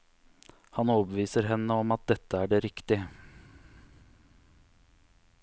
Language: Norwegian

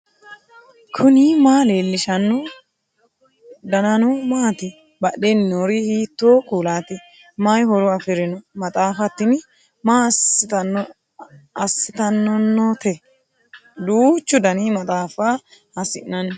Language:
Sidamo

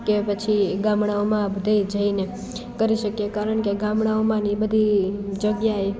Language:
Gujarati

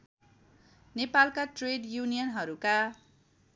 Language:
Nepali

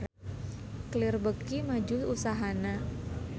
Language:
Sundanese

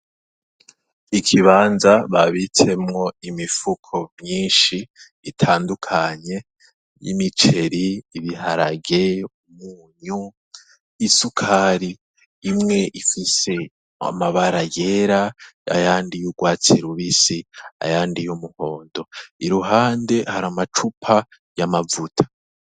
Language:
Rundi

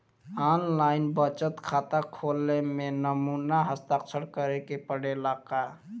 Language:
Bhojpuri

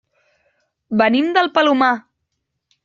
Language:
Catalan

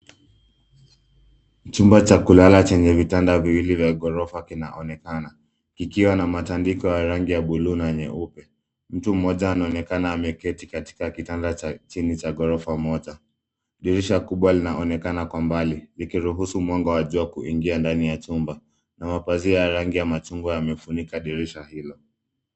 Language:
Swahili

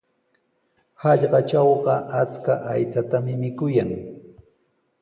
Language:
Sihuas Ancash Quechua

